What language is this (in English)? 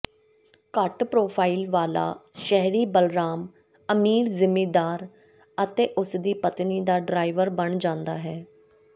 Punjabi